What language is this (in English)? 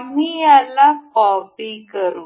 Marathi